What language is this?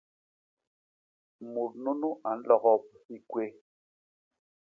Basaa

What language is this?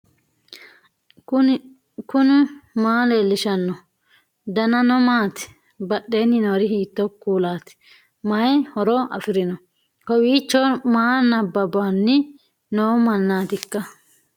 Sidamo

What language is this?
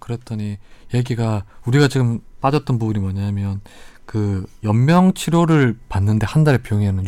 Korean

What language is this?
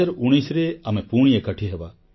Odia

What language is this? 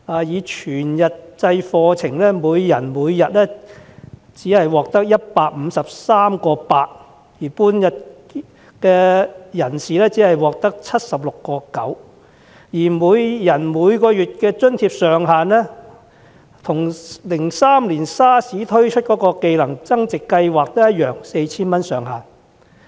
Cantonese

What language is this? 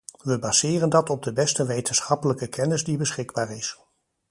Dutch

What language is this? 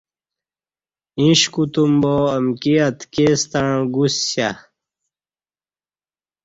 Kati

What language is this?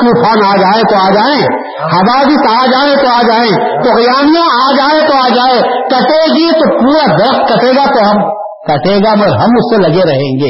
Urdu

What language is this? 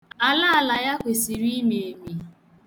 Igbo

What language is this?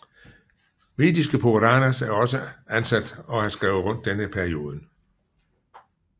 Danish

